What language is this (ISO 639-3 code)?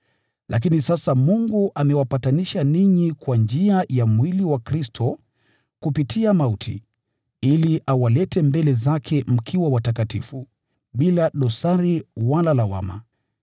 swa